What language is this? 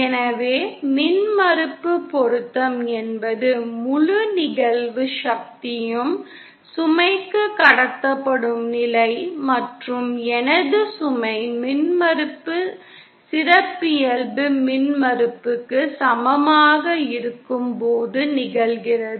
Tamil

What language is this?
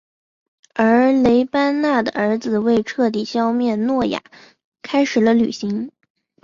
Chinese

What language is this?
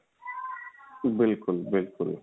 Punjabi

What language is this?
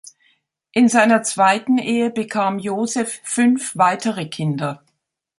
German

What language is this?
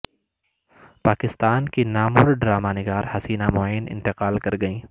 Urdu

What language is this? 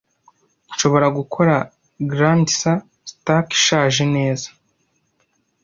Kinyarwanda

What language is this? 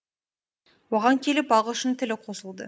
Kazakh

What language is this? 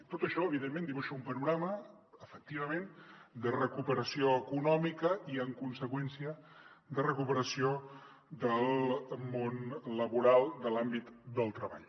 Catalan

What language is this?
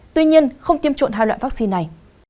Vietnamese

